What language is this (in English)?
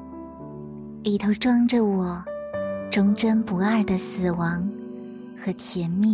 Chinese